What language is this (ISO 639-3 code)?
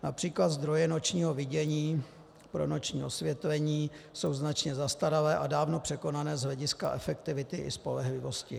ces